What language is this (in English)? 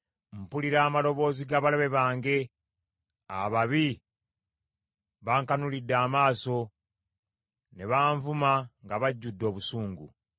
Ganda